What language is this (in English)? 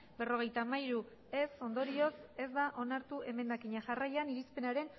Basque